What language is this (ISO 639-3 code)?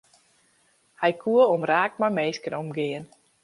fry